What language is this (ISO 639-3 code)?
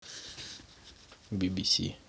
rus